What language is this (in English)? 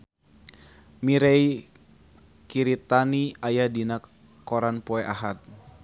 Sundanese